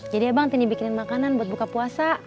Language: Indonesian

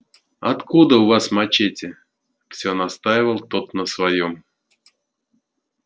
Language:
Russian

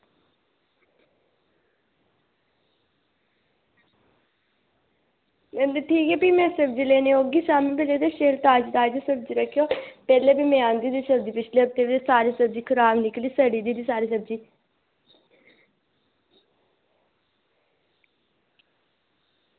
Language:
Dogri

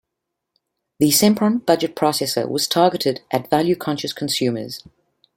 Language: English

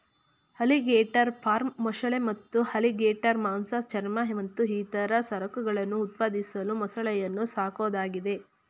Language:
Kannada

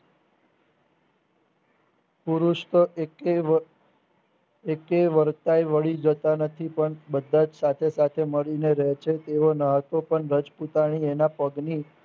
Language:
Gujarati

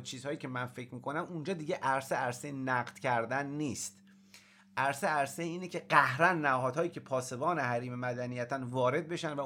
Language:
Persian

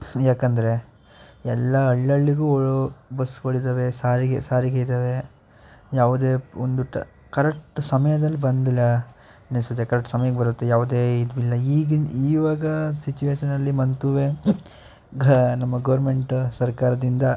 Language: Kannada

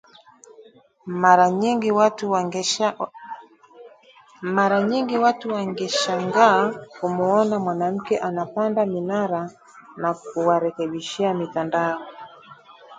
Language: Swahili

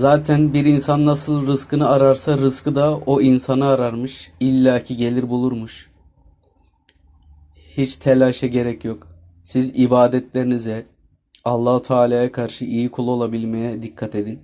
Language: Turkish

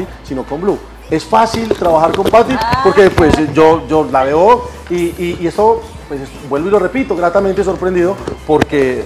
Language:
Spanish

